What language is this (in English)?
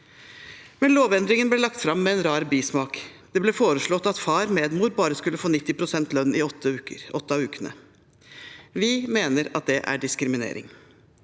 Norwegian